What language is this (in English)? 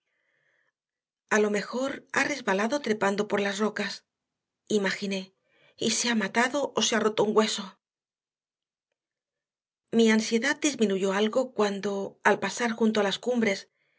Spanish